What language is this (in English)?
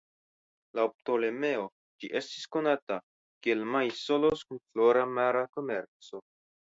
Esperanto